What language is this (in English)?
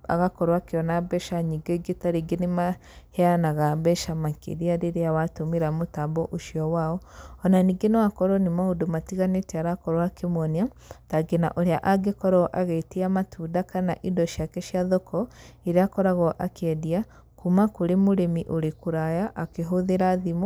Kikuyu